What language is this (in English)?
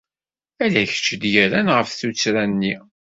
Kabyle